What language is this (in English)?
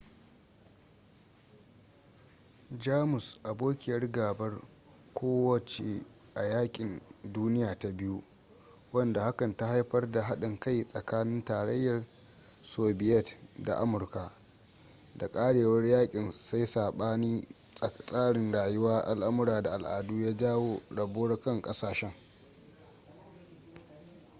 Hausa